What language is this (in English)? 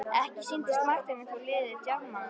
Icelandic